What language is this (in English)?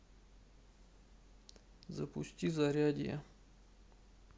Russian